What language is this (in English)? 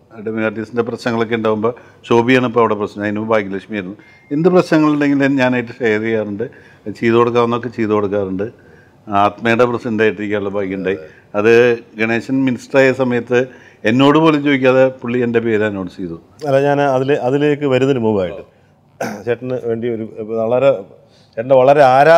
Malayalam